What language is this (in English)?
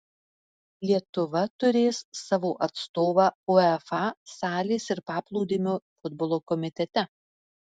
Lithuanian